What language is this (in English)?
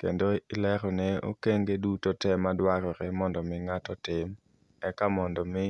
Luo (Kenya and Tanzania)